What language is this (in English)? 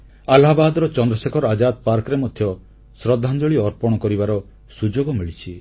Odia